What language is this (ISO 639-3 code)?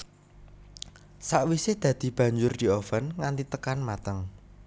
jav